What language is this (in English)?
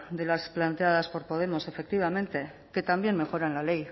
Spanish